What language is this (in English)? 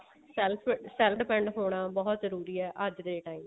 Punjabi